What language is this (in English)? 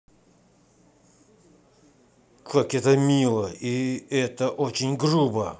Russian